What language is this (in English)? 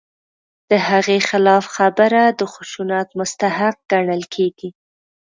Pashto